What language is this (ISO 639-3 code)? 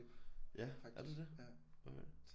dan